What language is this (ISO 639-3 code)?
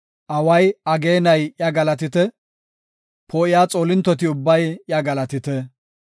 gof